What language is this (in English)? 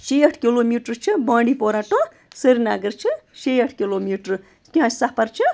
Kashmiri